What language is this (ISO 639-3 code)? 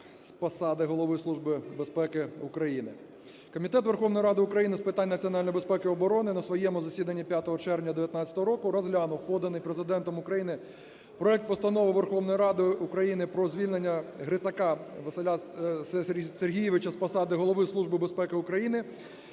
ukr